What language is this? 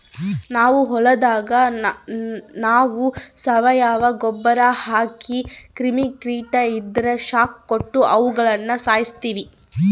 Kannada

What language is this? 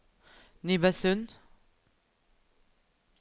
Norwegian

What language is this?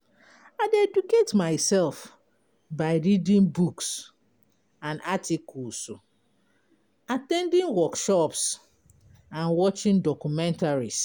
Nigerian Pidgin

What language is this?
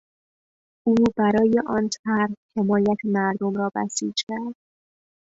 Persian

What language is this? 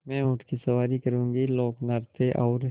Hindi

